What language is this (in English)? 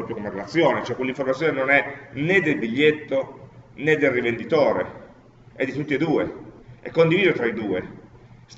Italian